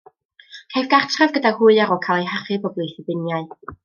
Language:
Welsh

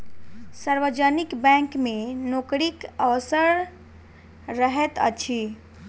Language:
Maithili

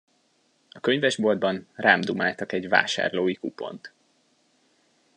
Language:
Hungarian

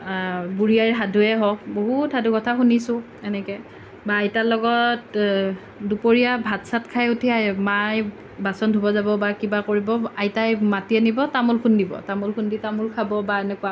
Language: Assamese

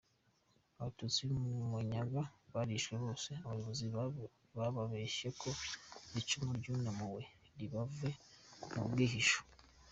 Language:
Kinyarwanda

